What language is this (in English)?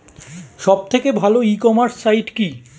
Bangla